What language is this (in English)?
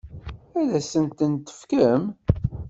Kabyle